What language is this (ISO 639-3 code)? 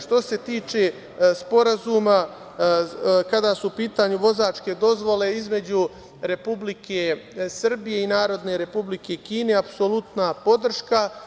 srp